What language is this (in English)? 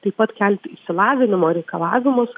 Lithuanian